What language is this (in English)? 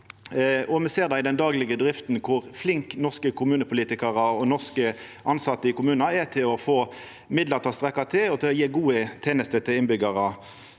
Norwegian